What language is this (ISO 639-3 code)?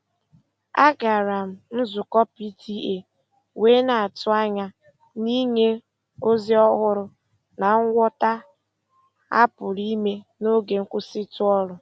ibo